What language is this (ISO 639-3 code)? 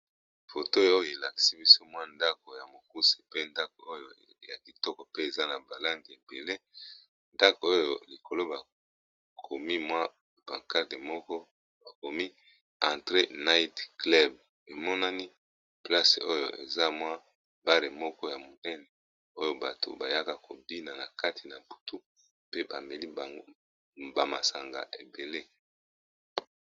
lin